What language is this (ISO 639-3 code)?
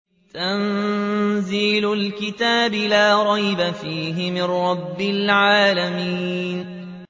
ara